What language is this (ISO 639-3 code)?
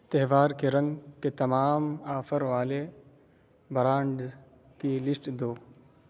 urd